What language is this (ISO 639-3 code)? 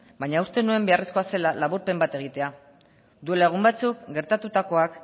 eus